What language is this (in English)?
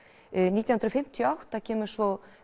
Icelandic